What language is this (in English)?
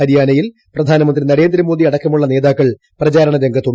Malayalam